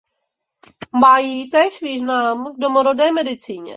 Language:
Czech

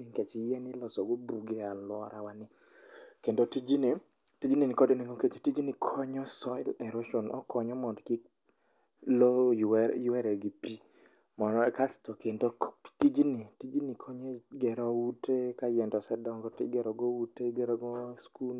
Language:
Luo (Kenya and Tanzania)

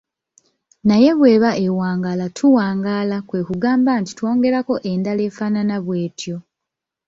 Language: Ganda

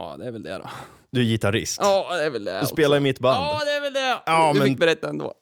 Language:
Swedish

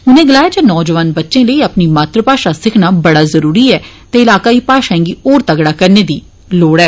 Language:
Dogri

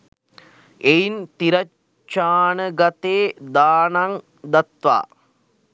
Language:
Sinhala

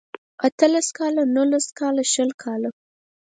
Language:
Pashto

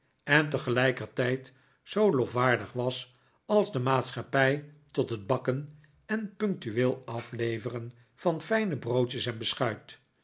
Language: Dutch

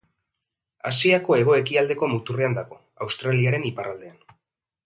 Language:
Basque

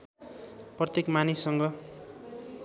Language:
Nepali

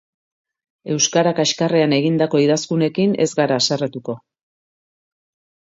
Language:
Basque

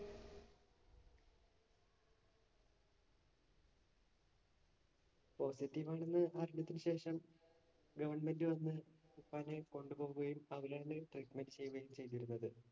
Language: Malayalam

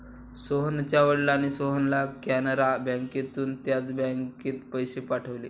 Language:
Marathi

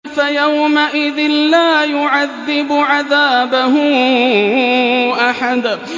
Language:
Arabic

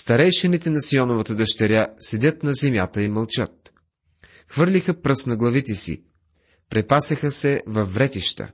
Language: Bulgarian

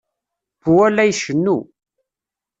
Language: Kabyle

